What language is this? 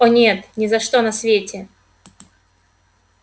Russian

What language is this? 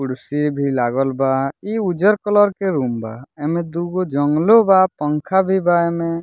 Bhojpuri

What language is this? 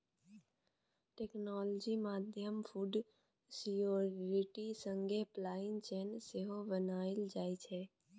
Maithili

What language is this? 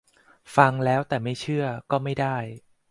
Thai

